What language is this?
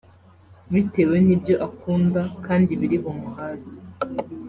Kinyarwanda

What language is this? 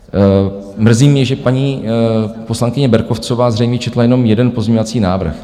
Czech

